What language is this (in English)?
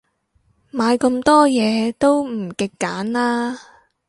Cantonese